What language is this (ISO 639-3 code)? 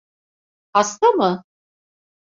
tur